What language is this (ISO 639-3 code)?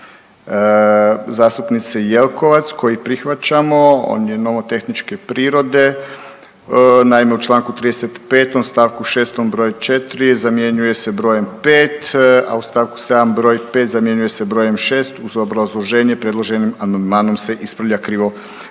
hrv